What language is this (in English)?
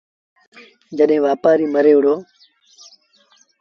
Sindhi Bhil